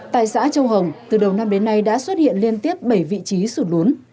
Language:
Vietnamese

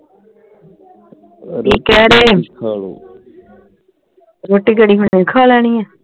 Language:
Punjabi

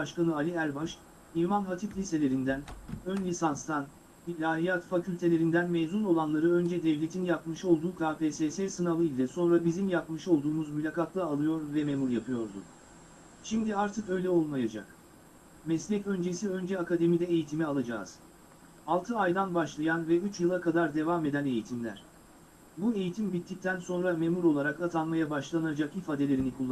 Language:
Turkish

